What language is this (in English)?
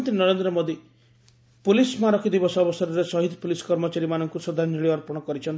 Odia